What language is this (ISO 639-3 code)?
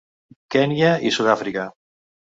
cat